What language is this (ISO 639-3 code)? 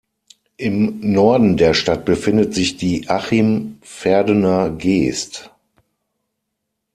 deu